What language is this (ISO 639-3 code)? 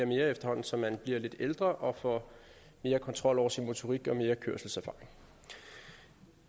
dan